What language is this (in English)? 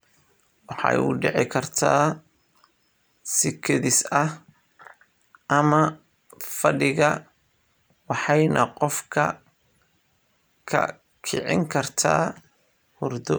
Somali